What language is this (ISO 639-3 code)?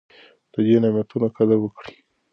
pus